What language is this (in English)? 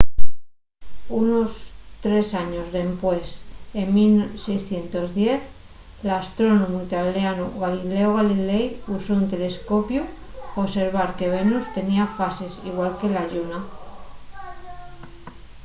Asturian